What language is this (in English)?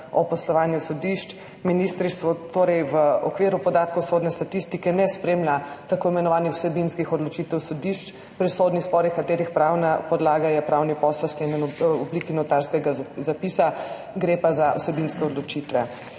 Slovenian